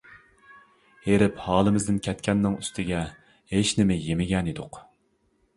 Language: Uyghur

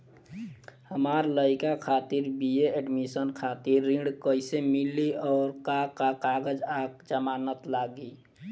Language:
Bhojpuri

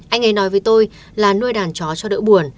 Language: Vietnamese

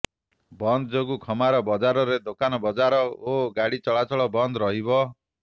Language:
Odia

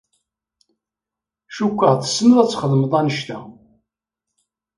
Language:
Kabyle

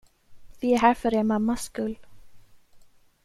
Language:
Swedish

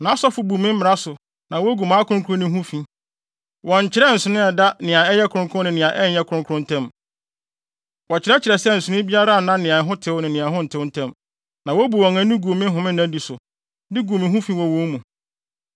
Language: Akan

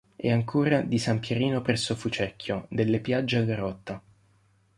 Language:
Italian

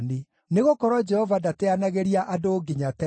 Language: Kikuyu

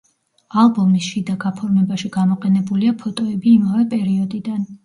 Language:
Georgian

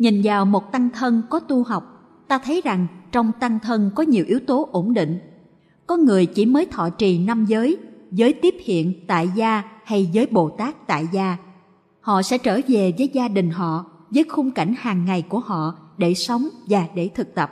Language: Vietnamese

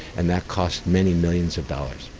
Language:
English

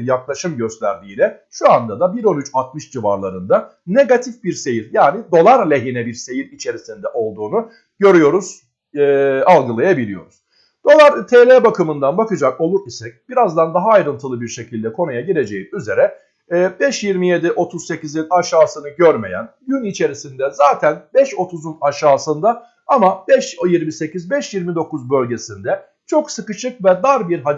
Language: Turkish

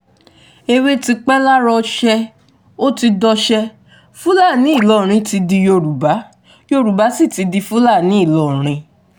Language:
Yoruba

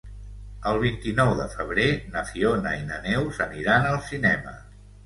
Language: Catalan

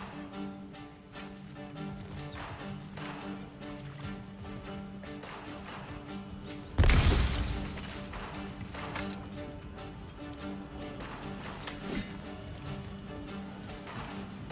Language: Portuguese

